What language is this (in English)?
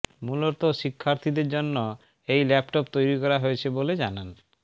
Bangla